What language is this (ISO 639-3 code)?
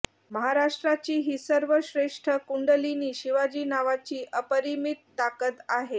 mar